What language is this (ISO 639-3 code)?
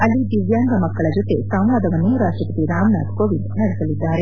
kan